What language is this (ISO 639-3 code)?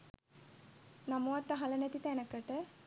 sin